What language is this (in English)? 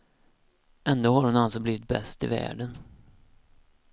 Swedish